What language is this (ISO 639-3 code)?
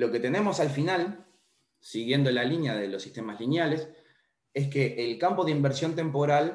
spa